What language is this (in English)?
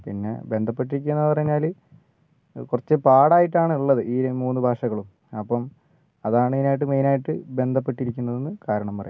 Malayalam